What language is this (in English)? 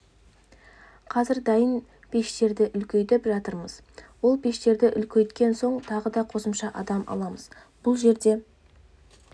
Kazakh